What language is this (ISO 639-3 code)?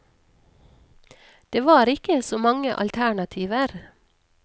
nor